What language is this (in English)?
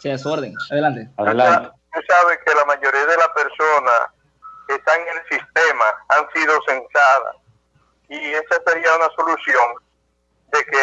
Spanish